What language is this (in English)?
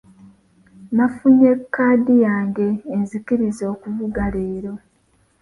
Ganda